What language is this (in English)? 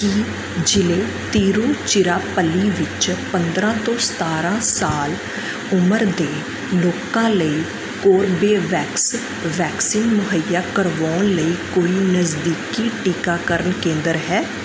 Punjabi